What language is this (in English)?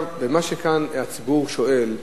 Hebrew